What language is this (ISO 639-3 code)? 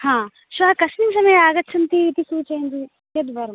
san